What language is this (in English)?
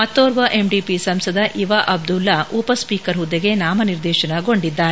Kannada